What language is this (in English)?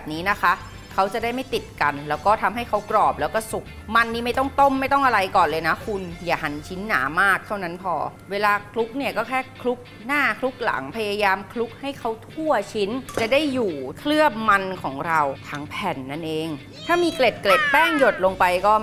Thai